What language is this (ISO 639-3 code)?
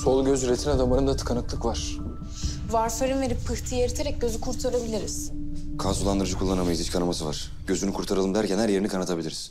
tur